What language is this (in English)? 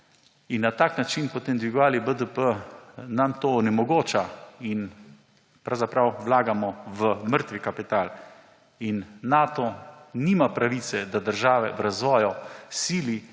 Slovenian